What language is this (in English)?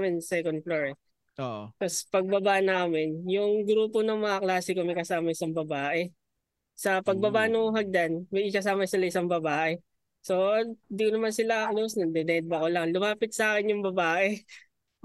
Filipino